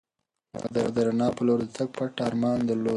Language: Pashto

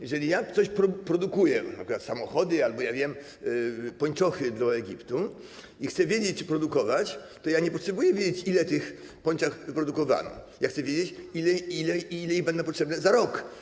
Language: Polish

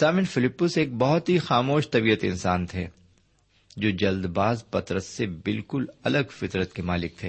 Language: Urdu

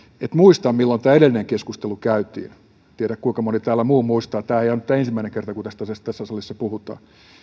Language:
Finnish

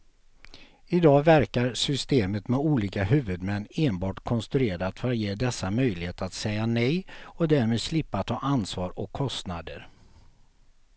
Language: Swedish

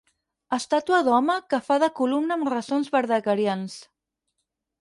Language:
Catalan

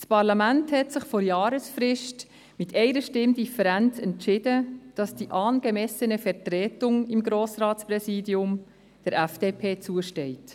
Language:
Swiss German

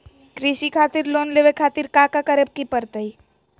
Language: Magahi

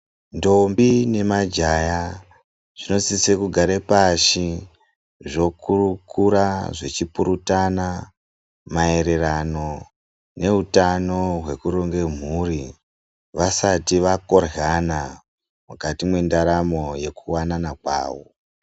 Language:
Ndau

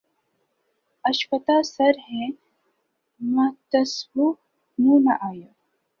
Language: Urdu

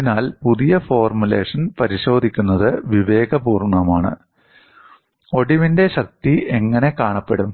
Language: Malayalam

